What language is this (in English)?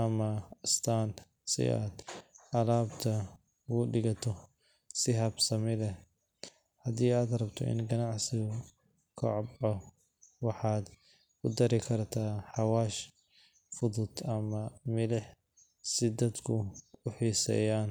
Somali